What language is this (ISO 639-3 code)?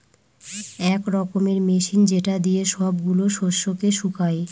ben